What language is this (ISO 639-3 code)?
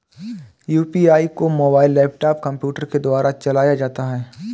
hin